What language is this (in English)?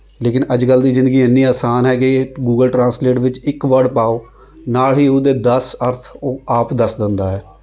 Punjabi